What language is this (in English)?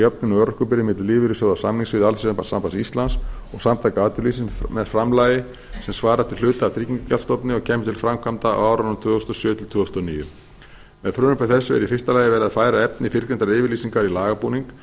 Icelandic